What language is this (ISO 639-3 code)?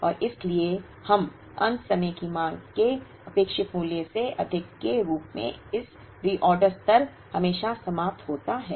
hin